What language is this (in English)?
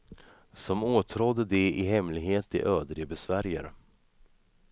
Swedish